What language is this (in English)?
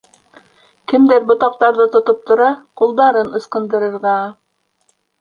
Bashkir